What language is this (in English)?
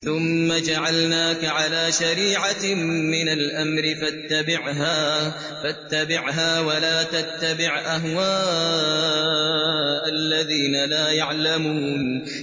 Arabic